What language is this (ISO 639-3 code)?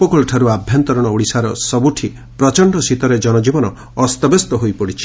ori